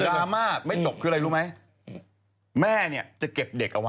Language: Thai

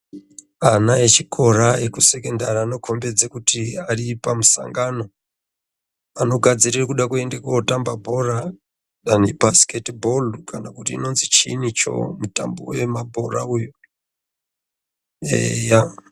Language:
Ndau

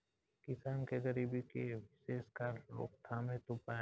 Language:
Bhojpuri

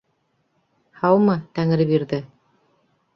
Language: Bashkir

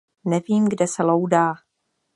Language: Czech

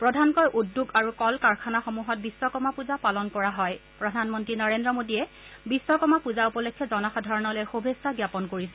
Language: Assamese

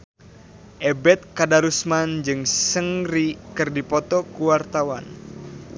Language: Sundanese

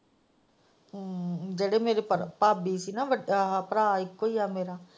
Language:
Punjabi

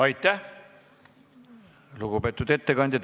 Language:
Estonian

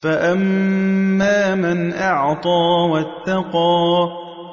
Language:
Arabic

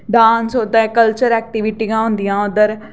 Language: Dogri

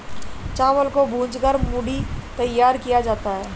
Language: Hindi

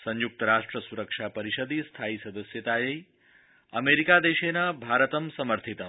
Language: Sanskrit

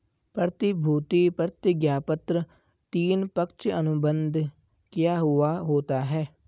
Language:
Hindi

